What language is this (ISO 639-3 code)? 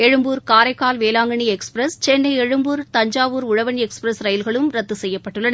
tam